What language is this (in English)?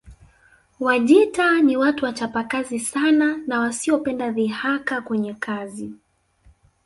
Swahili